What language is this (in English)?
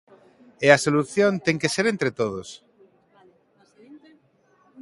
Galician